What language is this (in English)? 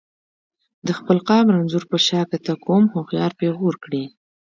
Pashto